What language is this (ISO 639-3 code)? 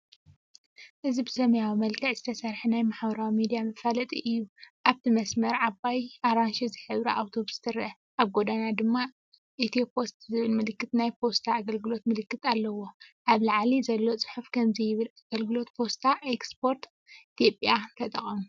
tir